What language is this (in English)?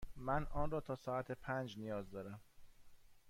Persian